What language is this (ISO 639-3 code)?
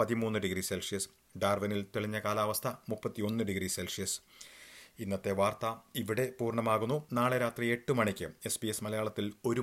mal